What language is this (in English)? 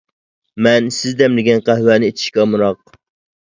Uyghur